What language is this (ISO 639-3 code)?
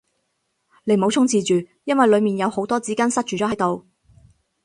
yue